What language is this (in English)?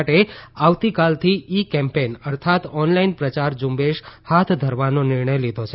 Gujarati